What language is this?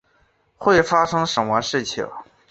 Chinese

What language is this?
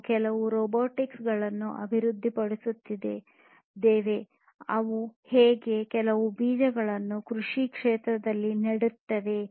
Kannada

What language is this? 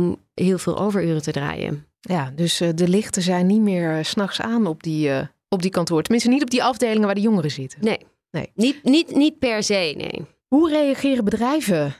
Dutch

